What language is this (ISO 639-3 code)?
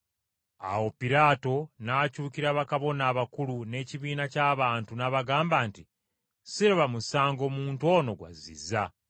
lug